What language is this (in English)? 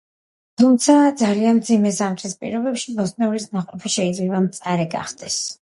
Georgian